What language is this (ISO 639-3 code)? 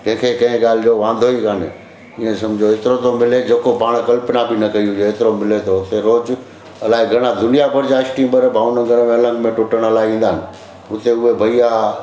snd